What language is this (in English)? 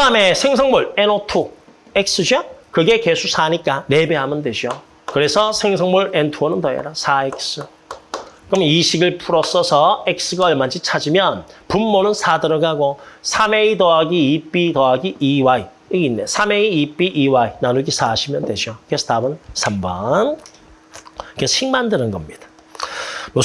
Korean